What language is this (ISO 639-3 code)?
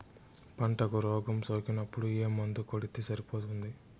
tel